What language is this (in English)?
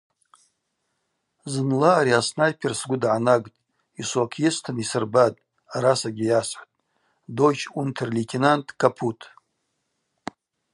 Abaza